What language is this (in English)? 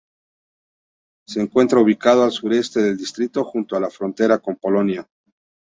Spanish